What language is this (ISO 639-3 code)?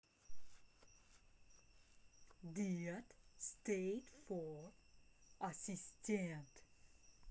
rus